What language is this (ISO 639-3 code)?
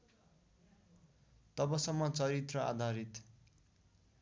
nep